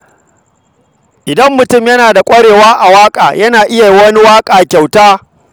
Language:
Hausa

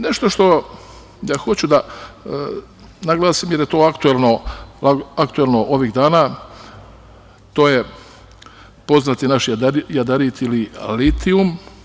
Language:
Serbian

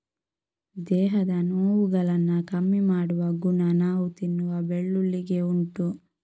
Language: Kannada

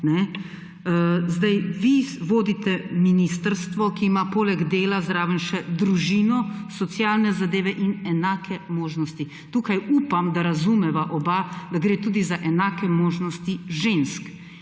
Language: Slovenian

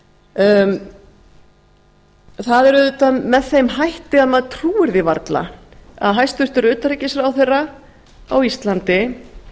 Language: Icelandic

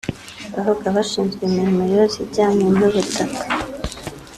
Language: Kinyarwanda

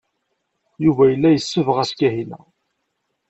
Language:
Kabyle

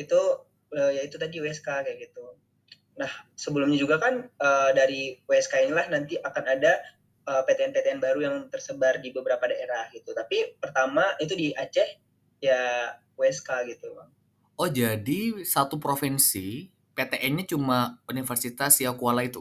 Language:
Indonesian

